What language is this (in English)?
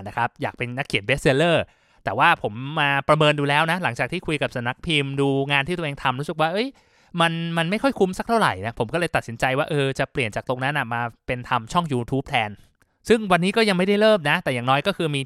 Thai